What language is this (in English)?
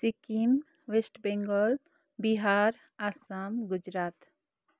Nepali